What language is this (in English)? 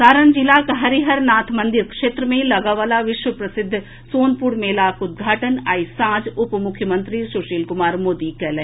Maithili